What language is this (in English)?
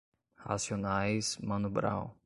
Portuguese